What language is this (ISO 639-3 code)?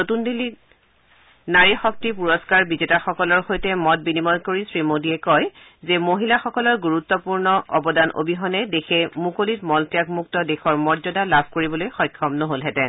asm